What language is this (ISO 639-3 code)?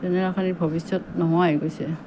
asm